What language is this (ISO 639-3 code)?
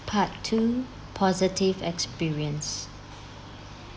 eng